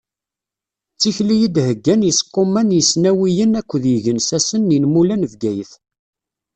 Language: Kabyle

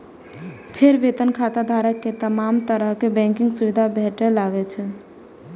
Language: Maithili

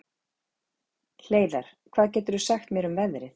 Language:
Icelandic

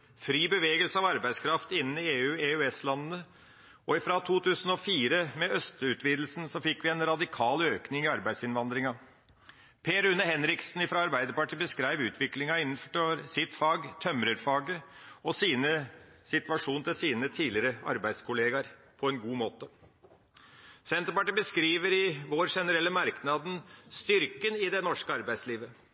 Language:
Norwegian Bokmål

